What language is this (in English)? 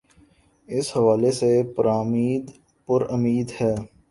Urdu